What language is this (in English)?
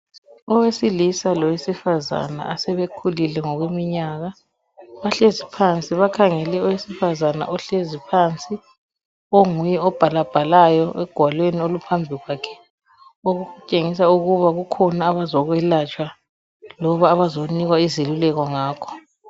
North Ndebele